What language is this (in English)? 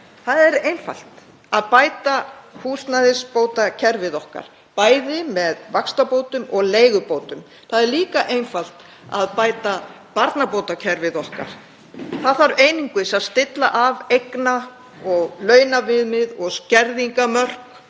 Icelandic